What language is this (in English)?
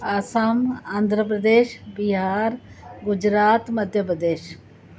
Sindhi